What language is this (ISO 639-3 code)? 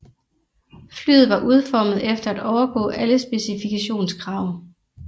dan